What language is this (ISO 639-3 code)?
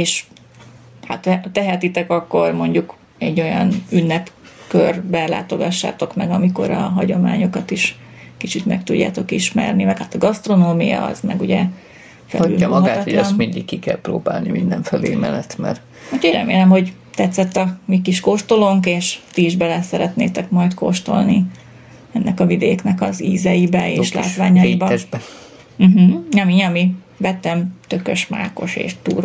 hun